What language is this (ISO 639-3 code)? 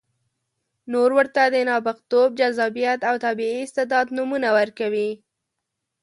pus